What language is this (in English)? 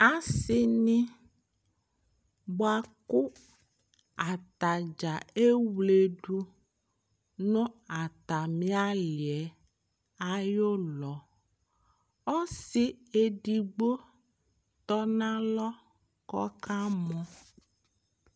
Ikposo